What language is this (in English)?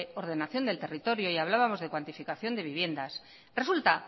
Spanish